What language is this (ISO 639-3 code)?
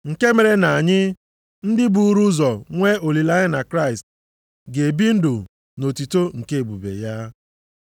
ibo